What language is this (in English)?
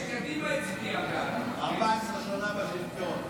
Hebrew